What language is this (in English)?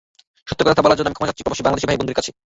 Bangla